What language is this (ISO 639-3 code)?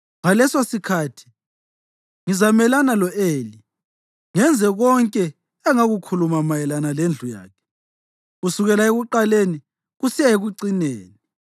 nde